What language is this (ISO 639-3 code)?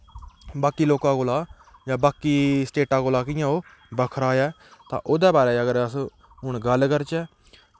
doi